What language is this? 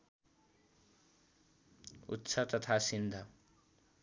Nepali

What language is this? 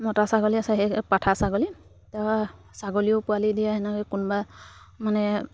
Assamese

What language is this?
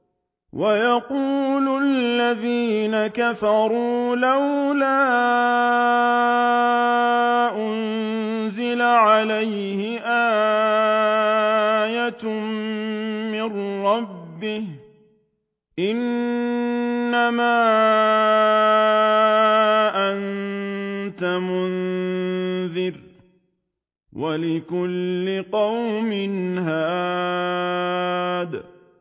Arabic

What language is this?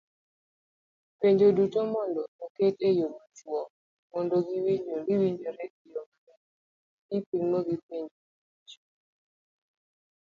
Luo (Kenya and Tanzania)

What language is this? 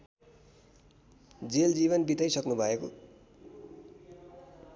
Nepali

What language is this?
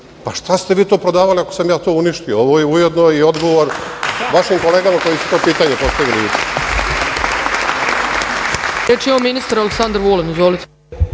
Serbian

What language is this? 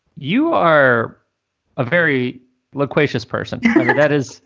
English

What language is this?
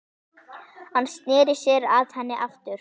Icelandic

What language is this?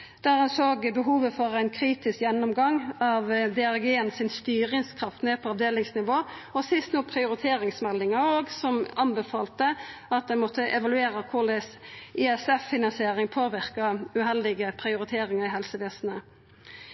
Norwegian Nynorsk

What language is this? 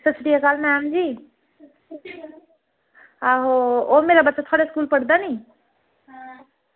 Dogri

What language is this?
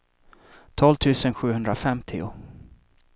Swedish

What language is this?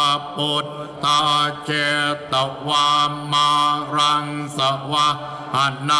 Thai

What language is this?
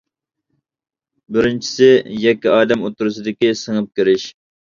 Uyghur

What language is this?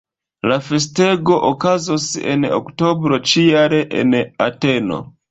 Esperanto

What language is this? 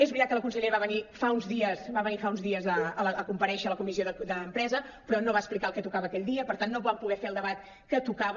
Catalan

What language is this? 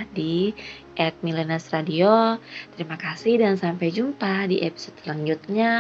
Indonesian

